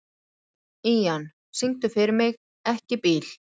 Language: Icelandic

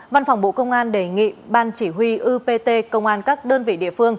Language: Vietnamese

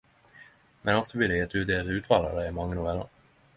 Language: Norwegian Nynorsk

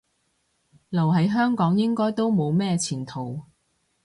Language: Cantonese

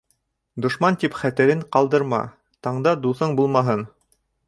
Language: Bashkir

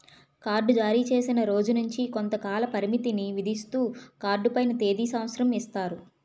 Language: Telugu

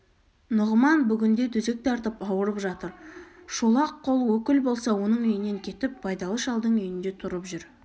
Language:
Kazakh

